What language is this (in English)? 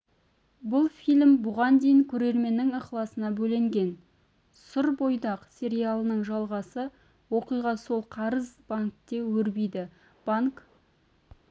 Kazakh